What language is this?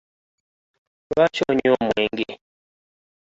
Ganda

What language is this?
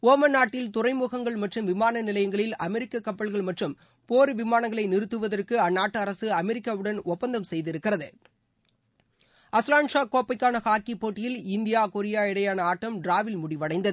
Tamil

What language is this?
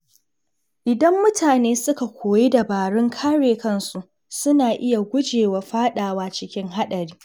Hausa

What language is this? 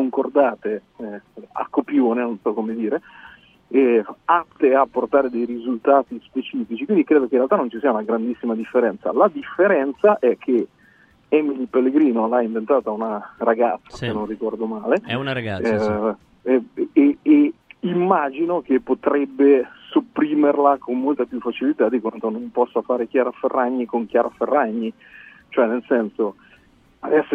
Italian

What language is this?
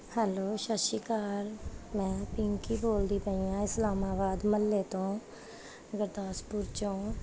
Punjabi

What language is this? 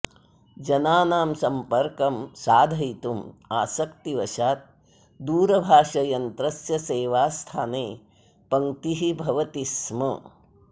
Sanskrit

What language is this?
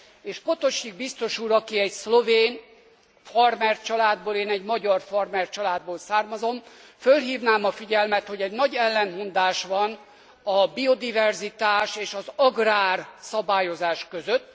Hungarian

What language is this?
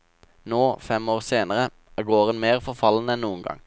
Norwegian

